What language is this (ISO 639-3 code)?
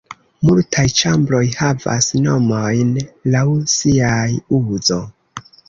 epo